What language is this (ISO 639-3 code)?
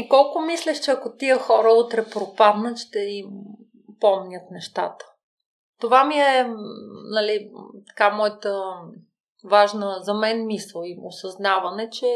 bul